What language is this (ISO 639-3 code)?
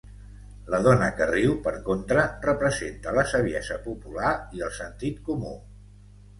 cat